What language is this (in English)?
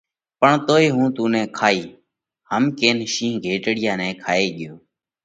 Parkari Koli